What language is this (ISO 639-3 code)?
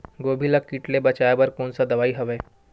hne